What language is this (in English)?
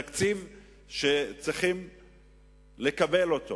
Hebrew